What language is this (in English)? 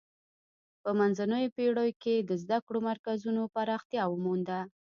Pashto